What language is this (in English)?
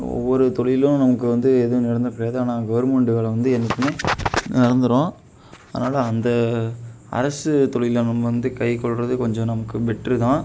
Tamil